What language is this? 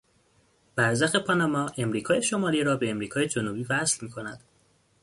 Persian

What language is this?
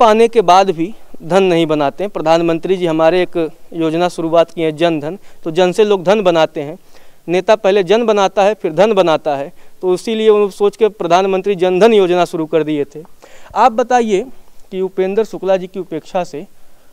Hindi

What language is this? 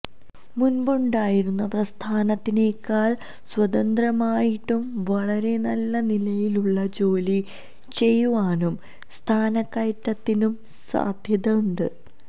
Malayalam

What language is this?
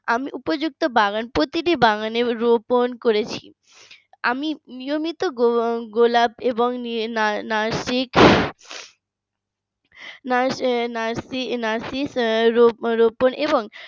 Bangla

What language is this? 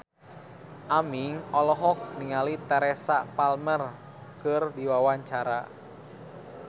Sundanese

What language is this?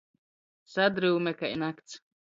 Latgalian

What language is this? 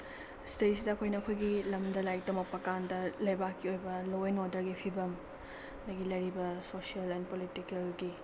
Manipuri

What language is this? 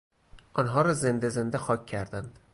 Persian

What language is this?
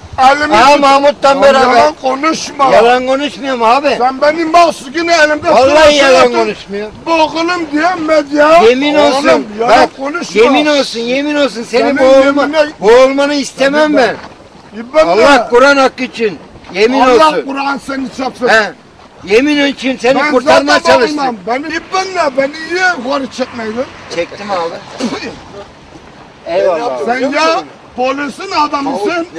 Turkish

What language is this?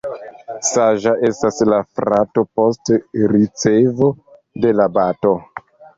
Esperanto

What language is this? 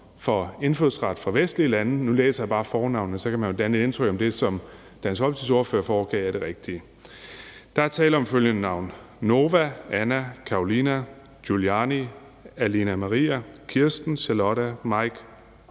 Danish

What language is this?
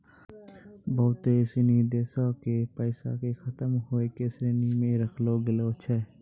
Maithili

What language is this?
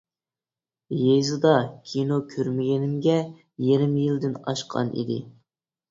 Uyghur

